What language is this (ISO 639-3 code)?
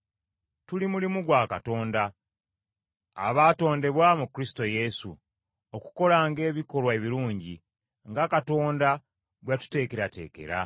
lug